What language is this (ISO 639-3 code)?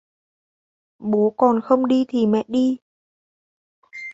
vie